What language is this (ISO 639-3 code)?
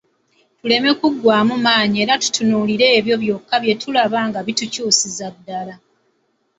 lug